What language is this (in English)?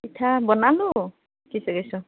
Assamese